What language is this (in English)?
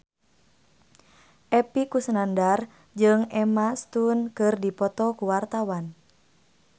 Sundanese